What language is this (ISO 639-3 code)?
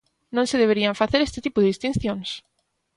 glg